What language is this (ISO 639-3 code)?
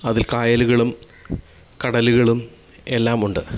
mal